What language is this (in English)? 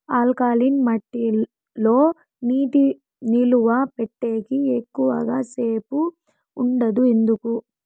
Telugu